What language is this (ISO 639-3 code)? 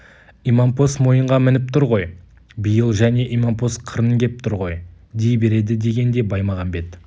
kaz